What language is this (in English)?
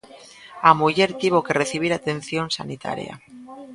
Galician